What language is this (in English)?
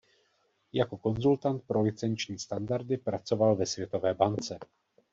Czech